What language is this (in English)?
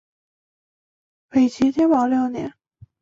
Chinese